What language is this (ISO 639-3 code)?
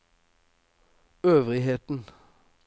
nor